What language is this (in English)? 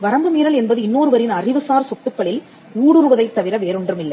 Tamil